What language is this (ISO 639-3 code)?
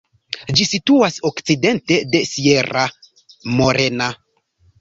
epo